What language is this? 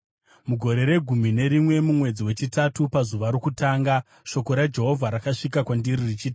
Shona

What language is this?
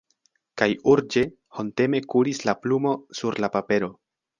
Esperanto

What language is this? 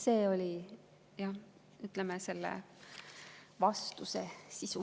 Estonian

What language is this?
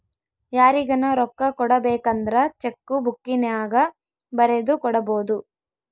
Kannada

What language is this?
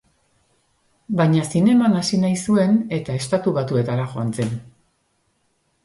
Basque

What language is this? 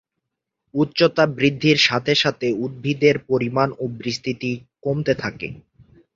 Bangla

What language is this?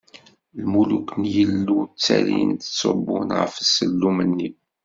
Kabyle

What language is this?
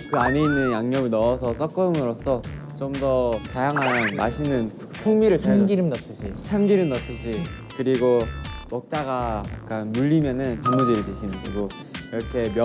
Korean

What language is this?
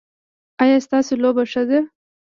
Pashto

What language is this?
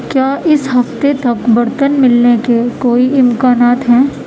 Urdu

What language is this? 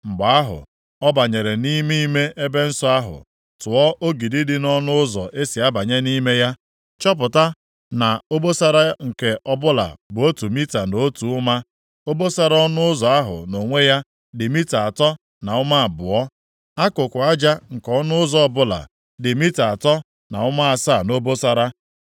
Igbo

